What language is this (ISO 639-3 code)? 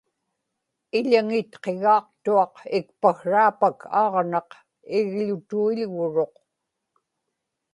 ipk